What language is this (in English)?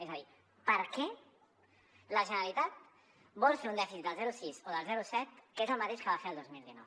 Catalan